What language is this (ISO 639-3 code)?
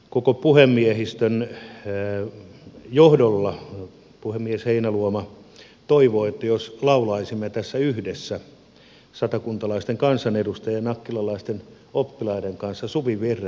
fin